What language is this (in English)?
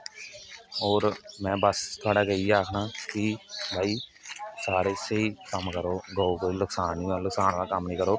Dogri